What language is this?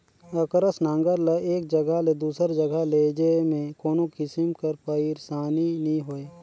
Chhattisgarhi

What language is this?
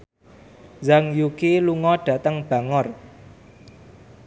Javanese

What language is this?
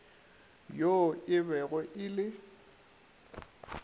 Northern Sotho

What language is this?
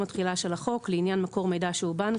Hebrew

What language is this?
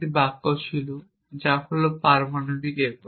Bangla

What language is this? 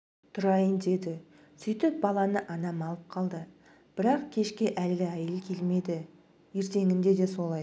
Kazakh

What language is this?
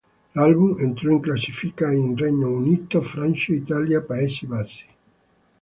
Italian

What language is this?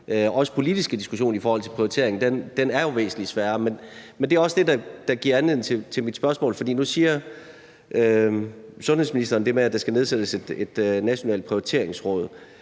Danish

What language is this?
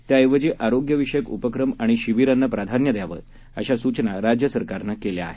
Marathi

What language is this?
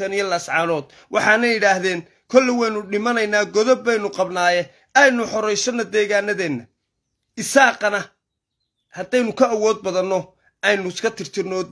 Arabic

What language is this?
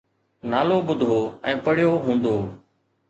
Sindhi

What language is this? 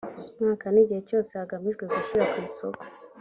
Kinyarwanda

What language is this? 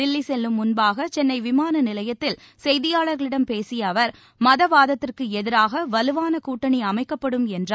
Tamil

